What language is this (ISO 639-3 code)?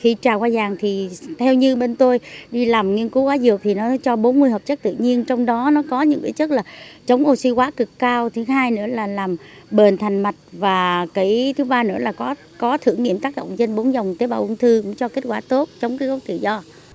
vie